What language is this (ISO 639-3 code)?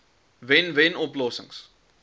afr